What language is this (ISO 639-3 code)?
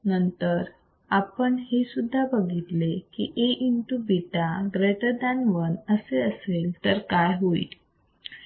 mar